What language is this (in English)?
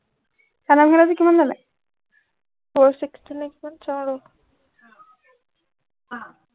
Assamese